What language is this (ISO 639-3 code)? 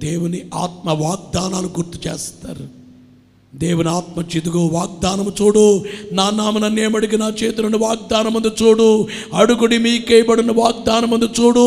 tel